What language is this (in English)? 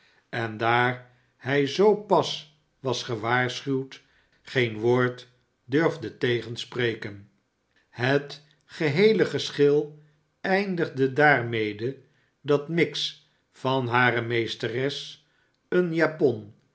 Dutch